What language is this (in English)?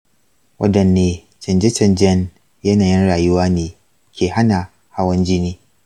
Hausa